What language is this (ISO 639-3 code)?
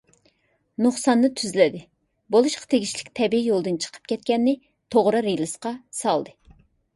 uig